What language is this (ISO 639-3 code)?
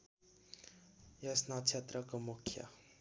nep